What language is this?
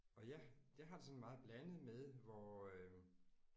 Danish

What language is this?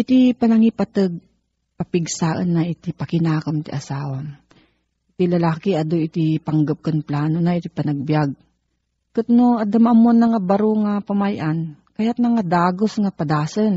Filipino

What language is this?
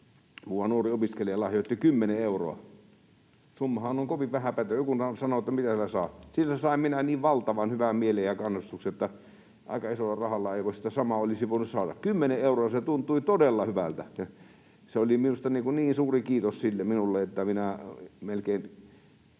Finnish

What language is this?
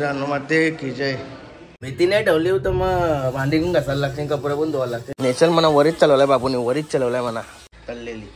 Hindi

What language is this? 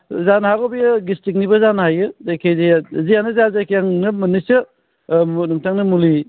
Bodo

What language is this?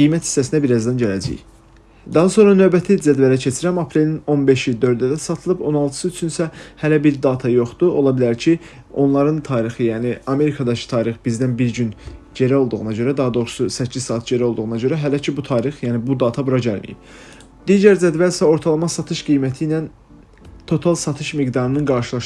Turkish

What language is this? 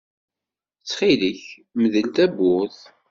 Kabyle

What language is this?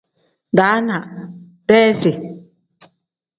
Tem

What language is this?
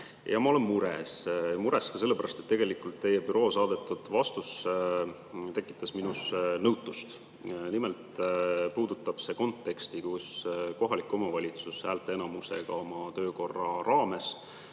Estonian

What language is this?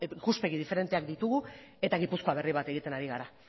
Basque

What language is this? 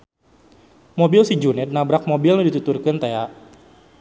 Sundanese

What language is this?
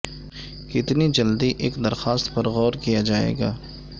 Urdu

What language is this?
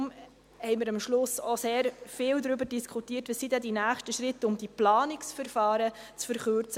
Swiss German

